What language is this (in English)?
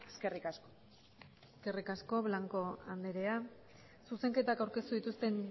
Basque